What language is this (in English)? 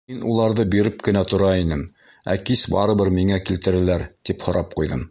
Bashkir